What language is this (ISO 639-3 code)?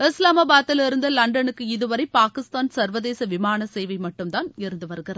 tam